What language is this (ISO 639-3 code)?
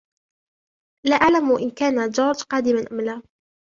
ara